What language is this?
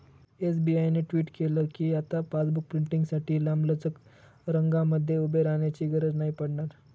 Marathi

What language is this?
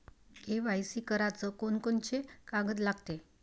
Marathi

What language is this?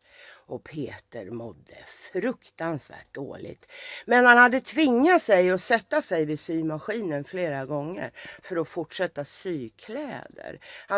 Swedish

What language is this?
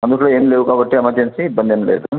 Telugu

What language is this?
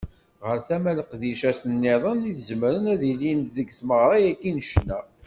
Kabyle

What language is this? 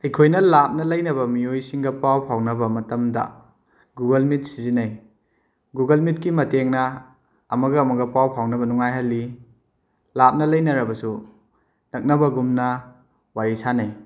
Manipuri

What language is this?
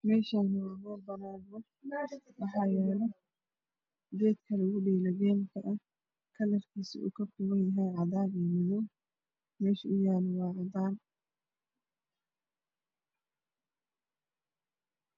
Somali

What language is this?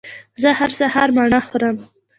Pashto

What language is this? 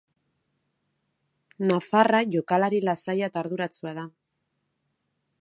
Basque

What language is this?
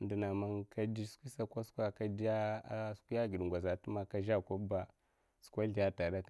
Mafa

